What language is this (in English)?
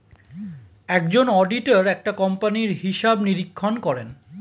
Bangla